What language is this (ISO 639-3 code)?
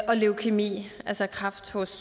dan